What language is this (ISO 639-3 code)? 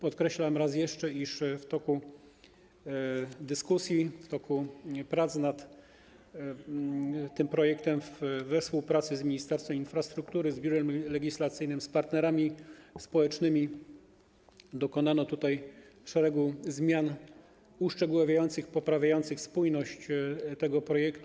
pol